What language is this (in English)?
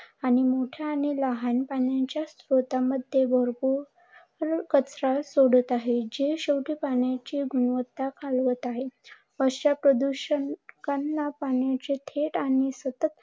Marathi